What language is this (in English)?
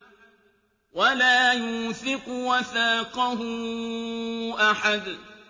Arabic